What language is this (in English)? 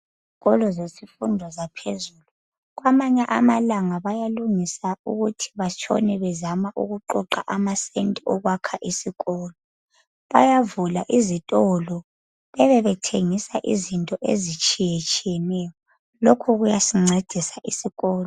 North Ndebele